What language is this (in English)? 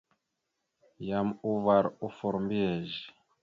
Mada (Cameroon)